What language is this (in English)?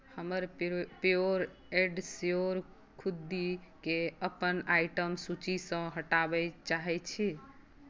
Maithili